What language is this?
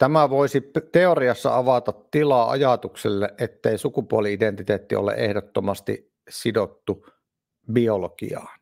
Finnish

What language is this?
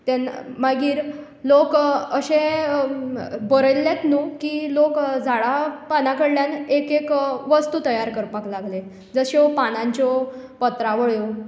Konkani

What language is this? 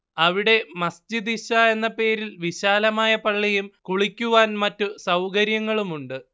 Malayalam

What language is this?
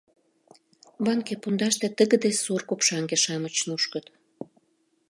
Mari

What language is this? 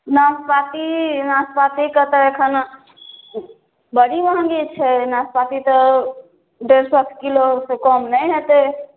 Maithili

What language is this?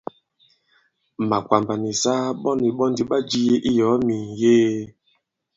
Bankon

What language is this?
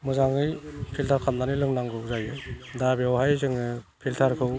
Bodo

